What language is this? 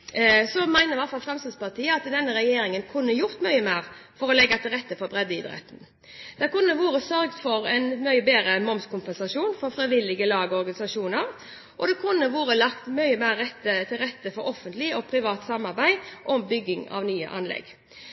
Norwegian Bokmål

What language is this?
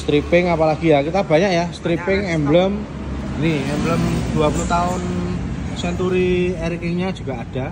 Indonesian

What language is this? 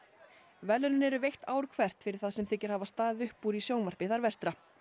Icelandic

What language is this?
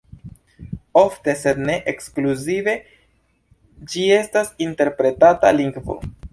Esperanto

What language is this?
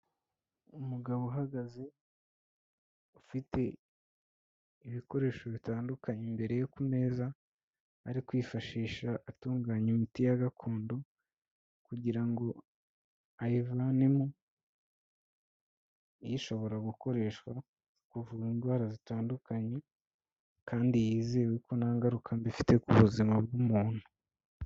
Kinyarwanda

